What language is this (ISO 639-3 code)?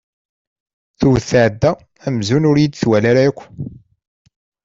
kab